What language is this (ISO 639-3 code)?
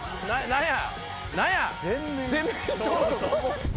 jpn